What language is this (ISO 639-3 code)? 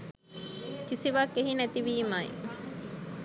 sin